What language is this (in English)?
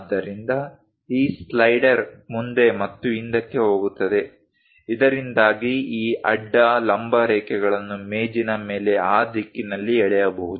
Kannada